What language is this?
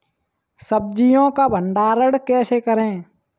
Hindi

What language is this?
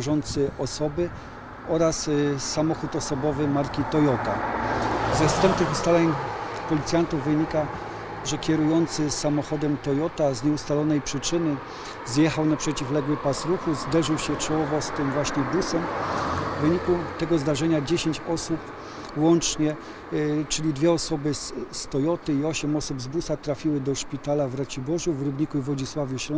Polish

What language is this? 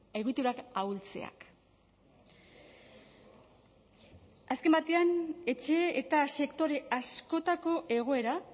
Basque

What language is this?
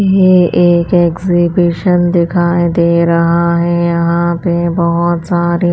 Hindi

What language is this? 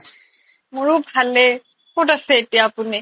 Assamese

